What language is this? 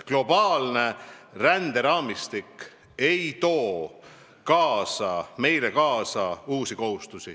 Estonian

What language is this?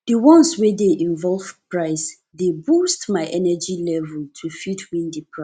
Nigerian Pidgin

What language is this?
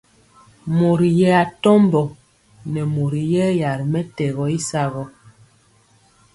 Mpiemo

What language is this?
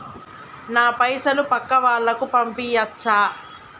Telugu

